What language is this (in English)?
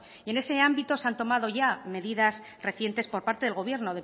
Spanish